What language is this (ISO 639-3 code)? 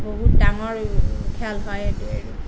asm